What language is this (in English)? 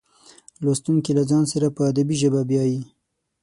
Pashto